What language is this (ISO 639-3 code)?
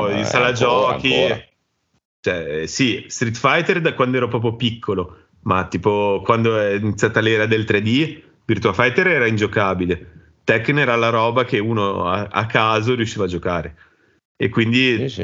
ita